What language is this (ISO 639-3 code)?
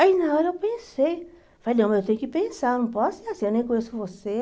por